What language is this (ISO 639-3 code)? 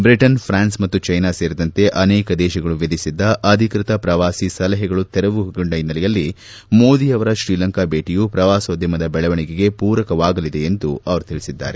kan